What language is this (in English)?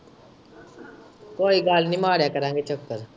Punjabi